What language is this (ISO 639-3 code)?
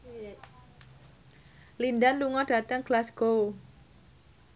jav